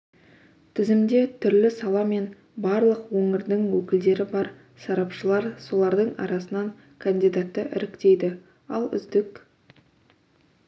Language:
Kazakh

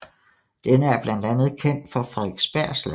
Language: Danish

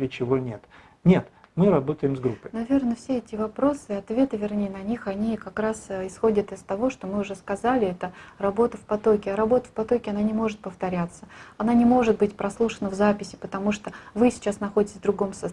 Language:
Russian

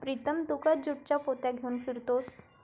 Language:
Marathi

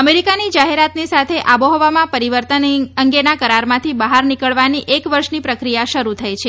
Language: Gujarati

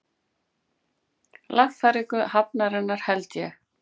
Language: Icelandic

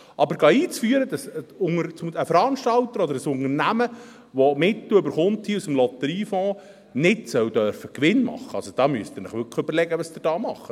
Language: Swiss German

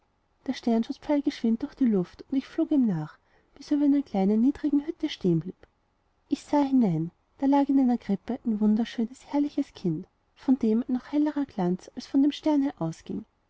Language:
German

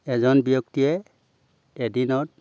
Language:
Assamese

